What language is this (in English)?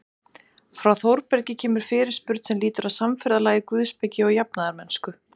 Icelandic